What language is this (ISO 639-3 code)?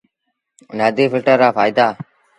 sbn